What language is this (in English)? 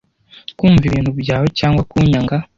Kinyarwanda